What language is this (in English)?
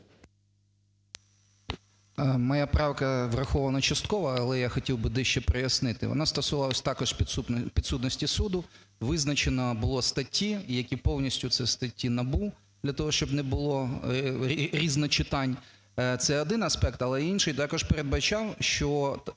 Ukrainian